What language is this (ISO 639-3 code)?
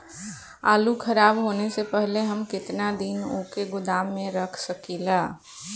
bho